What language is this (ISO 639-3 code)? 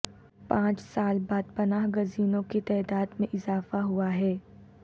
urd